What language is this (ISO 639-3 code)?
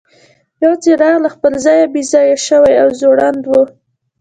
pus